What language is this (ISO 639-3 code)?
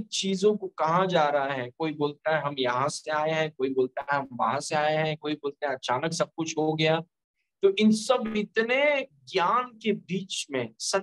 hin